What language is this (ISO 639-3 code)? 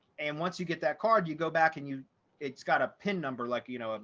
eng